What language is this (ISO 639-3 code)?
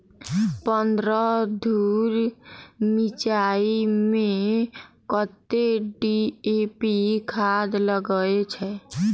mai